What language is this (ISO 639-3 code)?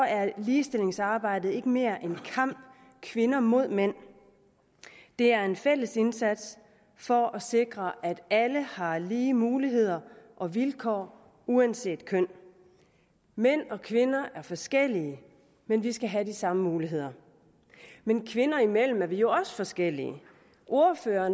dan